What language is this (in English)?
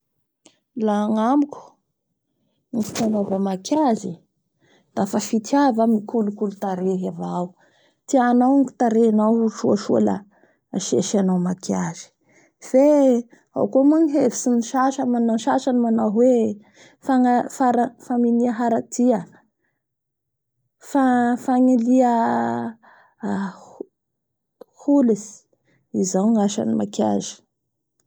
Bara Malagasy